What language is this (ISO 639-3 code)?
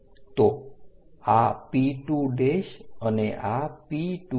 guj